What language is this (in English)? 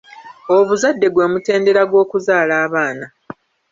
Ganda